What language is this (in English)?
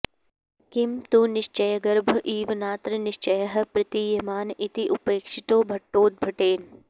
Sanskrit